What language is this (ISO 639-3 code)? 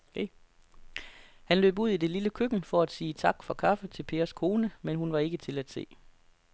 dan